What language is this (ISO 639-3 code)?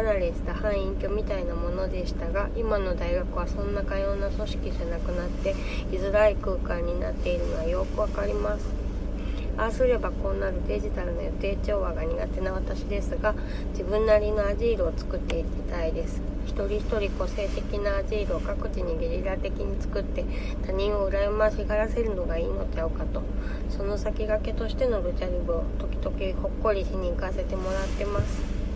jpn